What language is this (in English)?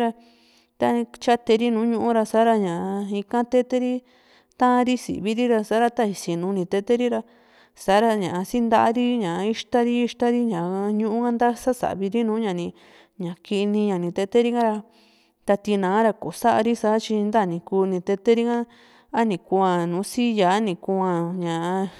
Juxtlahuaca Mixtec